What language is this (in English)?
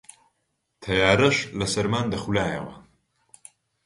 Central Kurdish